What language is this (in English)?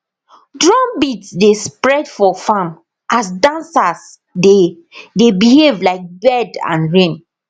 Nigerian Pidgin